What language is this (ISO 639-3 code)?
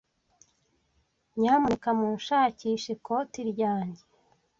kin